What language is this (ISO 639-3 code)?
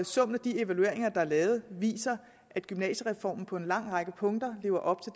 dan